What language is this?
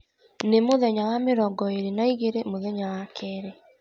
Kikuyu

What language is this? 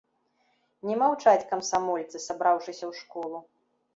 Belarusian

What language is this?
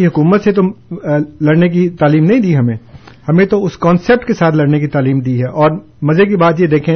Urdu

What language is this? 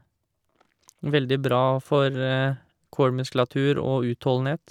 Norwegian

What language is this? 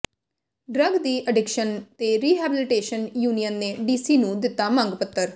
Punjabi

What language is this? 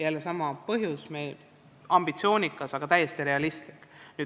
Estonian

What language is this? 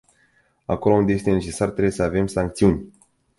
Romanian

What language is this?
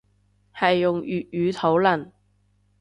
Cantonese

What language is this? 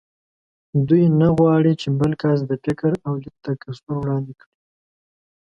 Pashto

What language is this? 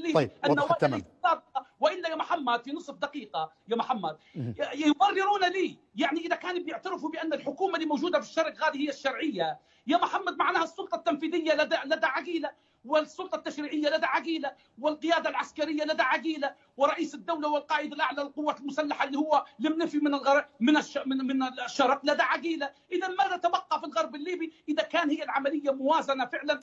Arabic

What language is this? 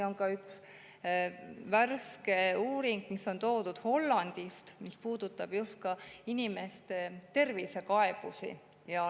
Estonian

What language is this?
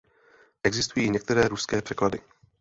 Czech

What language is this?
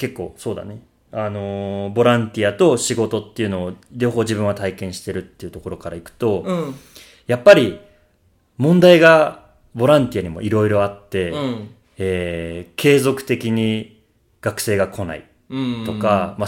Japanese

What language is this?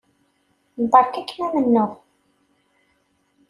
Kabyle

